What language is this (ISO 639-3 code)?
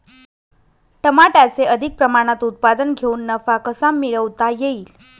mar